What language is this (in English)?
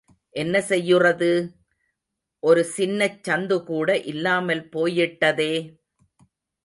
Tamil